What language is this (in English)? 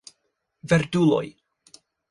Esperanto